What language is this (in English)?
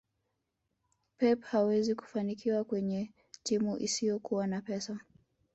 Swahili